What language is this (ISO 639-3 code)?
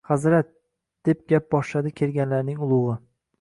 uzb